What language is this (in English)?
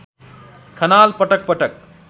Nepali